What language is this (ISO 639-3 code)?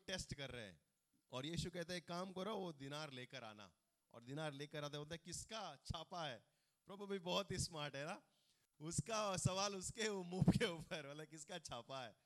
hin